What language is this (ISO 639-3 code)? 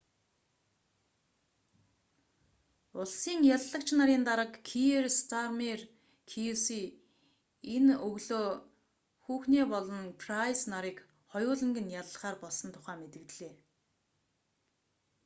mon